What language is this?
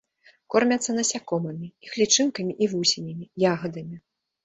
Belarusian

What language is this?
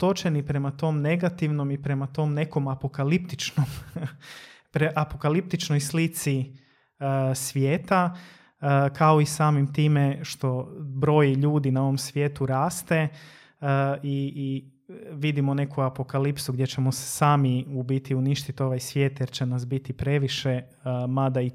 Croatian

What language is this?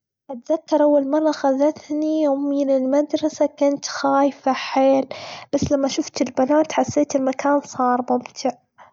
Gulf Arabic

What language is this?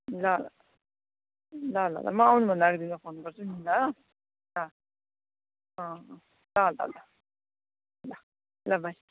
Nepali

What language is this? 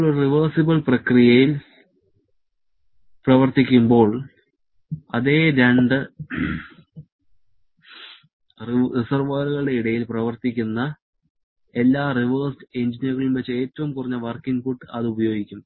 Malayalam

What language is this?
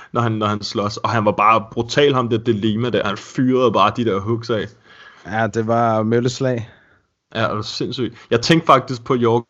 Danish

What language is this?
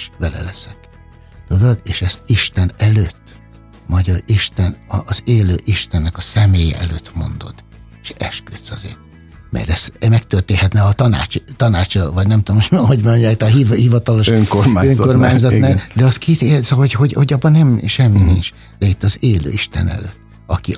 Hungarian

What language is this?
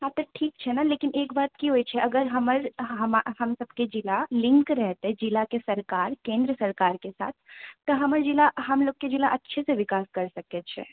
Maithili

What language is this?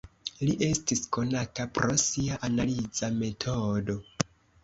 Esperanto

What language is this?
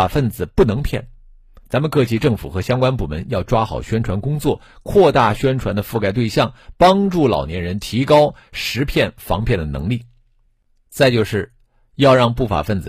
Chinese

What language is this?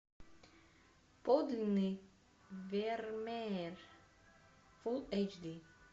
Russian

